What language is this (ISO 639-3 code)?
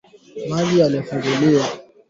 swa